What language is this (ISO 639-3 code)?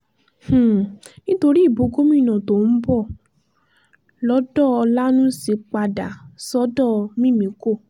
yor